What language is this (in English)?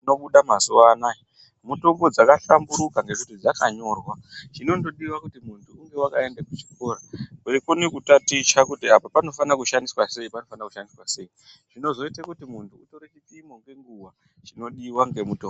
Ndau